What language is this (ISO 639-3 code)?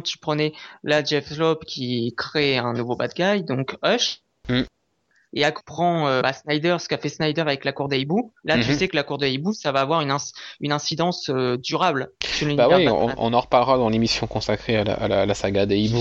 fra